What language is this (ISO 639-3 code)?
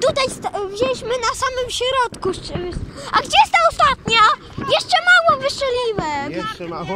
pol